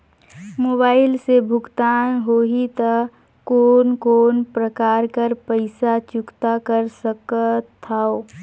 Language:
Chhattisgarhi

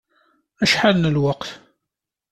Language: Kabyle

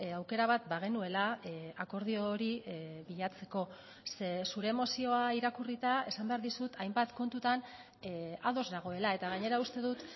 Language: Basque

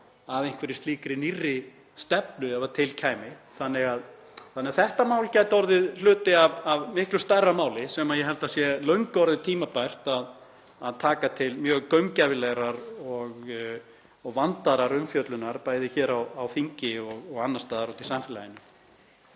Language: Icelandic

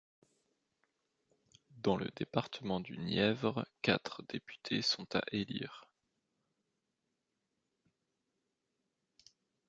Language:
French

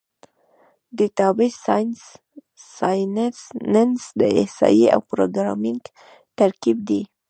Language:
Pashto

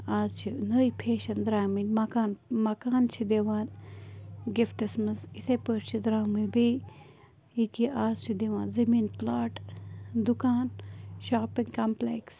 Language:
Kashmiri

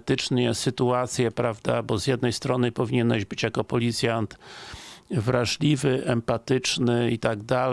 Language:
Polish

